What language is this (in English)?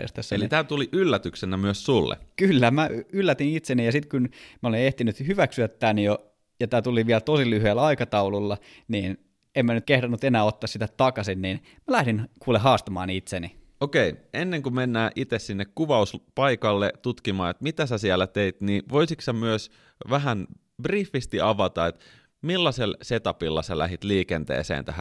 Finnish